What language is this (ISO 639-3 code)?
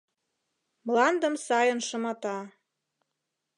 chm